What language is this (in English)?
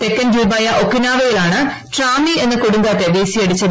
Malayalam